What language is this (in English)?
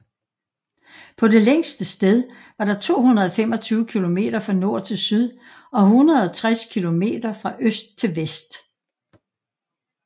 Danish